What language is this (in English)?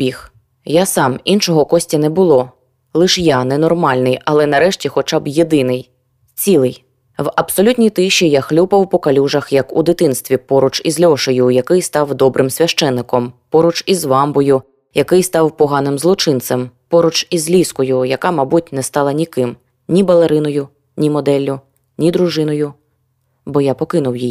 Ukrainian